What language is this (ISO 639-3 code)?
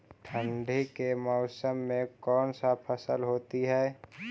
mag